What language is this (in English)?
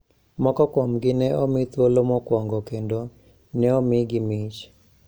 Luo (Kenya and Tanzania)